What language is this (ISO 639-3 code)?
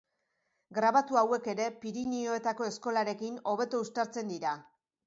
eus